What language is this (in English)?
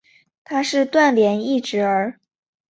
Chinese